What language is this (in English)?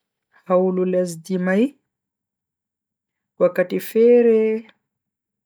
Bagirmi Fulfulde